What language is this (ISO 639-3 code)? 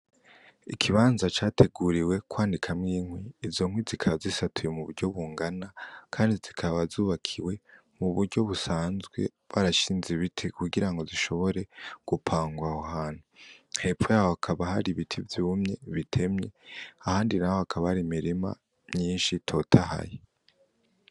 run